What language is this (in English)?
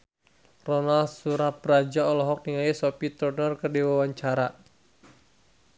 Sundanese